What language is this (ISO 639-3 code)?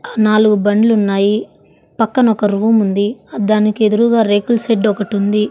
tel